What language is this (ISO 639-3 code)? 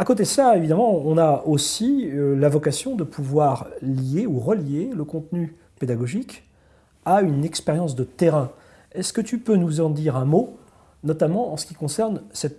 fra